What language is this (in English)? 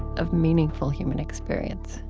English